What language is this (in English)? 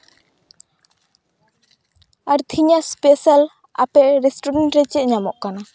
Santali